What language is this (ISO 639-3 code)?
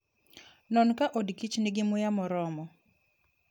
luo